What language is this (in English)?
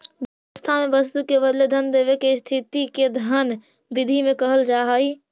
Magahi